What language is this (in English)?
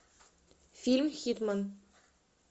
Russian